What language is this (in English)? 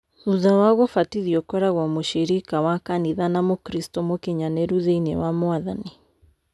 Kikuyu